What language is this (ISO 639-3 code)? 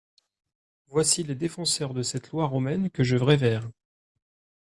fra